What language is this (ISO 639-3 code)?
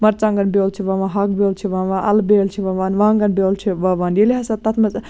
kas